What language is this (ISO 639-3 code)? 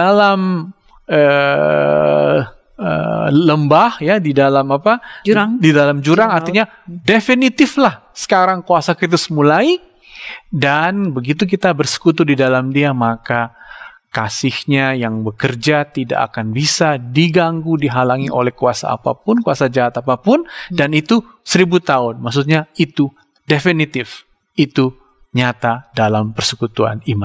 ind